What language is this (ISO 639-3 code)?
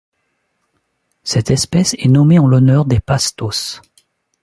fra